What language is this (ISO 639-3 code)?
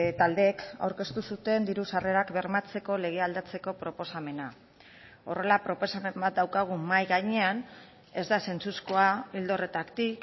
eus